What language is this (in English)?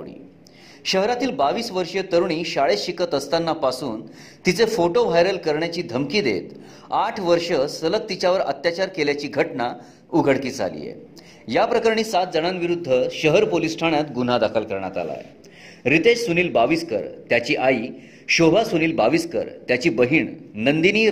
Marathi